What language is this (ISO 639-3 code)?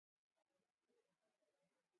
nmz